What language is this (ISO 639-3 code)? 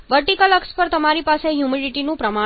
guj